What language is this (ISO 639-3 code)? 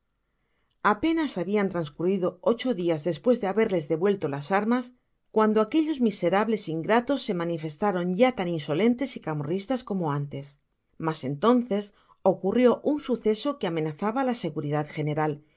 spa